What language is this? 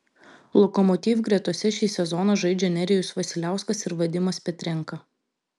Lithuanian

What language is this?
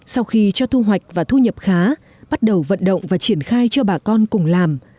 Vietnamese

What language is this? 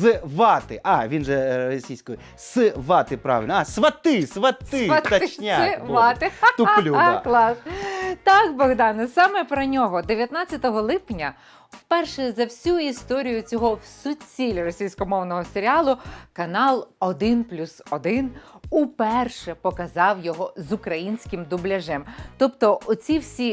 Ukrainian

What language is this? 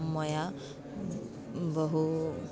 Sanskrit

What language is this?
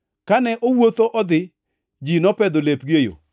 Luo (Kenya and Tanzania)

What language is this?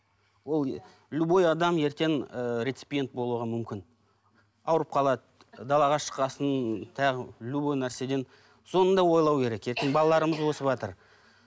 Kazakh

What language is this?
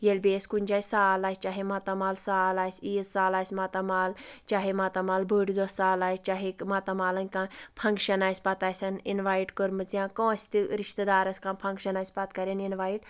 Kashmiri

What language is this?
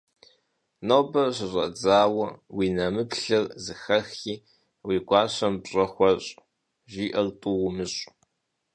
Kabardian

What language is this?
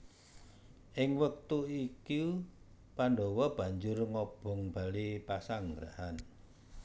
Javanese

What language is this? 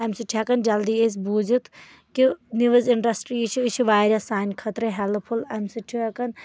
Kashmiri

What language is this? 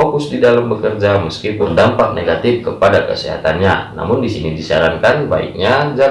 Indonesian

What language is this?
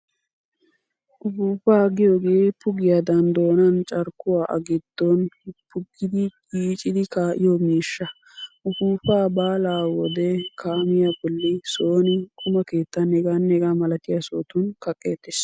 Wolaytta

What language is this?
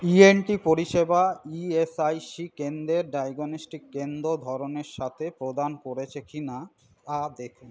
Bangla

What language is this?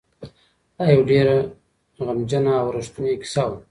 Pashto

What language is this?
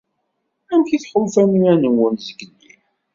Kabyle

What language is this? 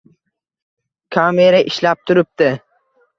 Uzbek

